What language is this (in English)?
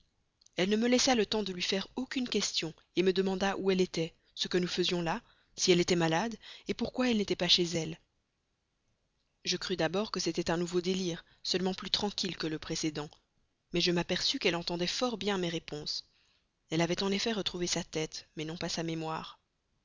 French